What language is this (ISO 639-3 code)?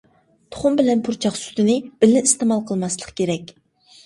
uig